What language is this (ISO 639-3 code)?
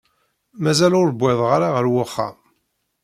kab